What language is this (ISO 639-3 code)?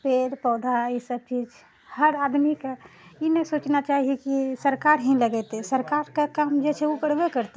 mai